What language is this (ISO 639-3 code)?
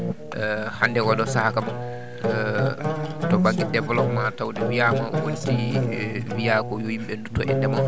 ful